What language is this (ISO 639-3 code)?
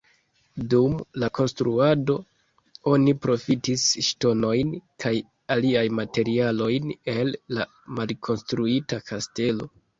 epo